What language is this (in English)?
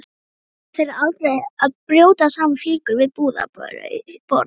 Icelandic